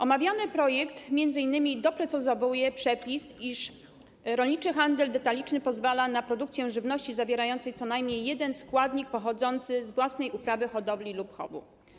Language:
Polish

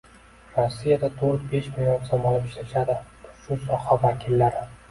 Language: Uzbek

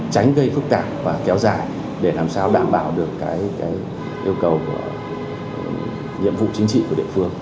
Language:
Vietnamese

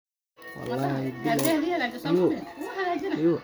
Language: Somali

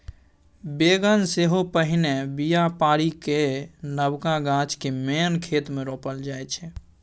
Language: Maithili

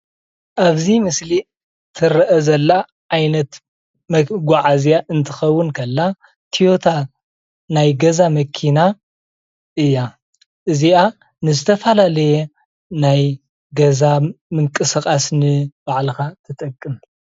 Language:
Tigrinya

